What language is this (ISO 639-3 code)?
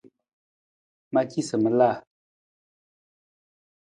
nmz